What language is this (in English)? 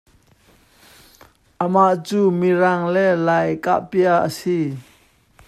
Hakha Chin